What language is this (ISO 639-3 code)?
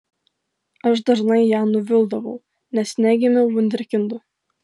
lit